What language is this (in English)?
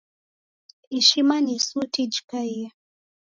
Taita